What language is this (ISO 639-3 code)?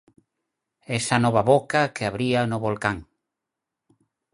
glg